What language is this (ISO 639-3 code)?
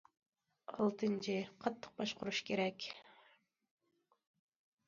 uig